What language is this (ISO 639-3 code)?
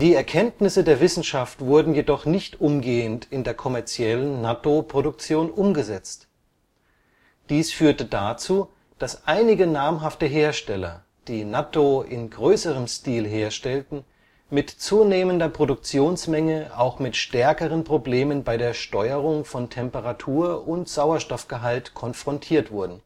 deu